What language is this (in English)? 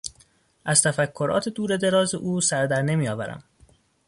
Persian